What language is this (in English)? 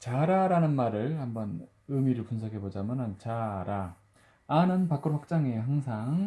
Korean